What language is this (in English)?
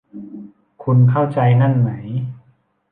Thai